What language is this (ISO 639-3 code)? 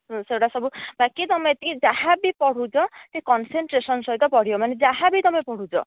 ori